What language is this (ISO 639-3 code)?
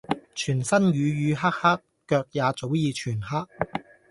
yue